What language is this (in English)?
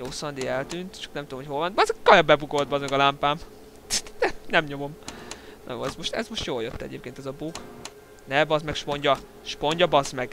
Hungarian